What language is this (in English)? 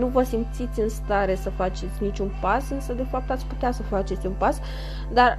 Romanian